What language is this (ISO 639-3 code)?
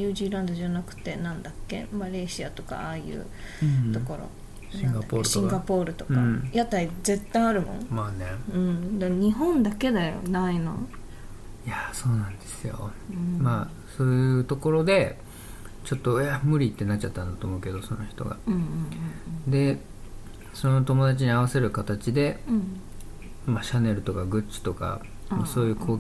jpn